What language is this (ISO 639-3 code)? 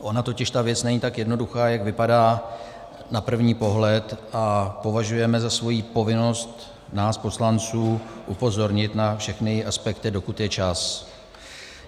ces